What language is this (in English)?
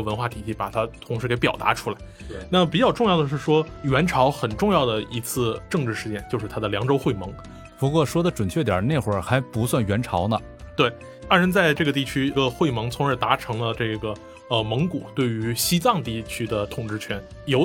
Chinese